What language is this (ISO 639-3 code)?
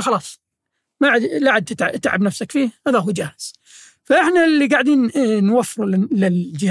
ara